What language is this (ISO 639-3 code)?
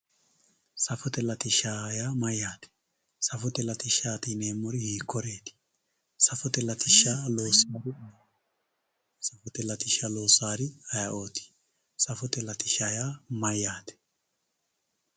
sid